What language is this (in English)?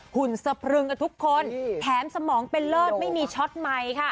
Thai